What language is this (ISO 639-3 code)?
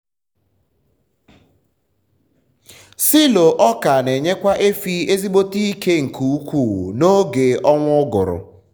ibo